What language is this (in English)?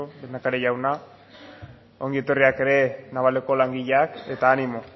Basque